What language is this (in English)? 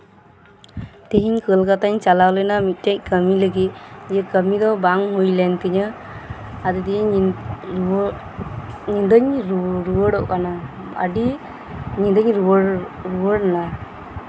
Santali